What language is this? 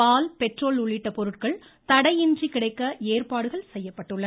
Tamil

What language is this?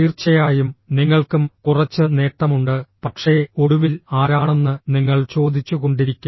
Malayalam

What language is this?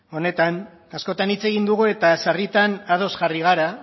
Basque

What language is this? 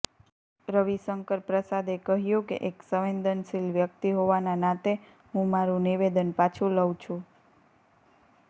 Gujarati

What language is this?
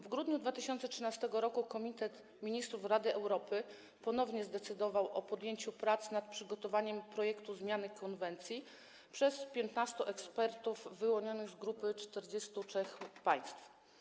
Polish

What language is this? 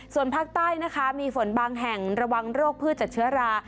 Thai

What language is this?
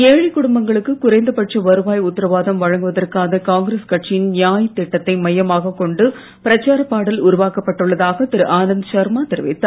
Tamil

